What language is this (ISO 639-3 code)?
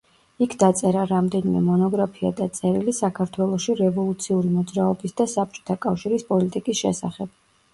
kat